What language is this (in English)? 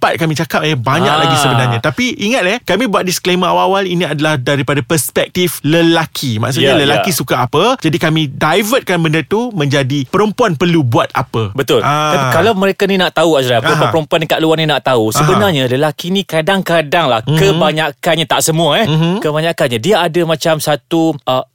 Malay